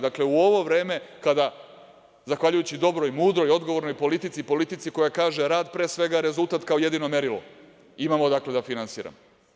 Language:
Serbian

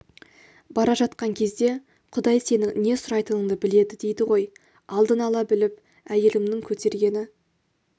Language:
Kazakh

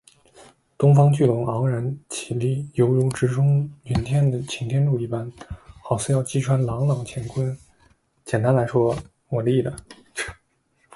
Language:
Chinese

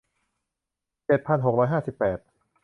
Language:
Thai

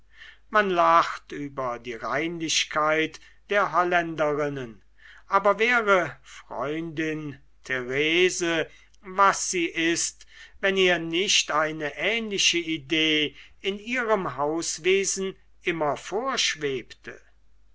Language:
German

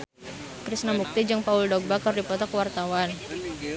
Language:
Sundanese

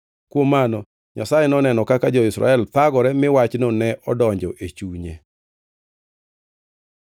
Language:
Luo (Kenya and Tanzania)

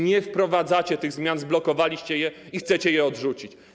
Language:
Polish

